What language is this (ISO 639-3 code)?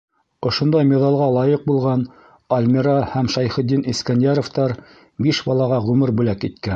bak